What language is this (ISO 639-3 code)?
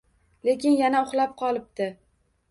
uzb